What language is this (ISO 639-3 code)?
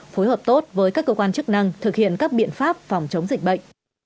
vie